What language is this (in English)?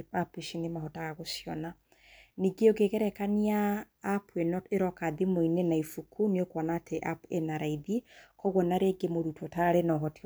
Kikuyu